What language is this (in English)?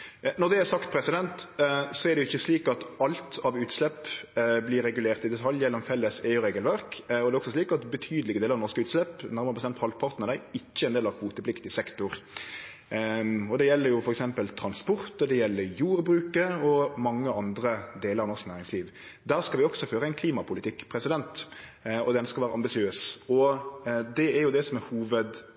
Norwegian Nynorsk